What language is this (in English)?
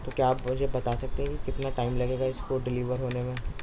Urdu